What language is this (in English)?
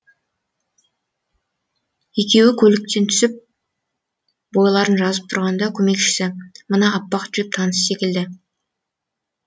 Kazakh